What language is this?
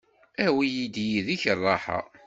Kabyle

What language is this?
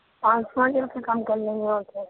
Urdu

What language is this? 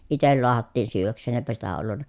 Finnish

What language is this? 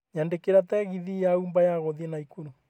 Kikuyu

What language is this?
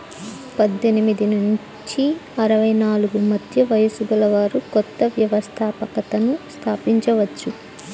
Telugu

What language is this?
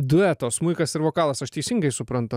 Lithuanian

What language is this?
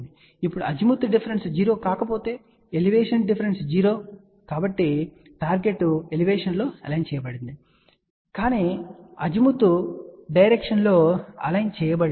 Telugu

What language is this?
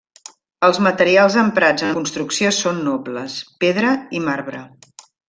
Catalan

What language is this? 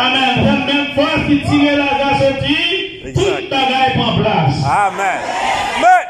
French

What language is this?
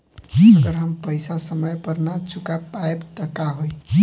Bhojpuri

